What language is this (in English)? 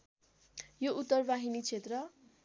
Nepali